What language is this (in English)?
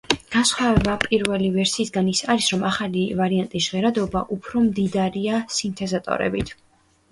Georgian